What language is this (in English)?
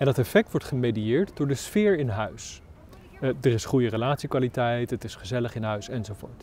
Dutch